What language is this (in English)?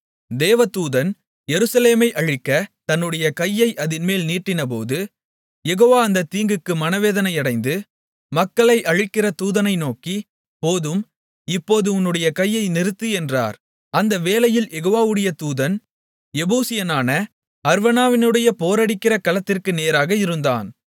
Tamil